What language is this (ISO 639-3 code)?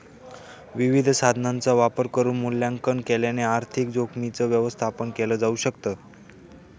mar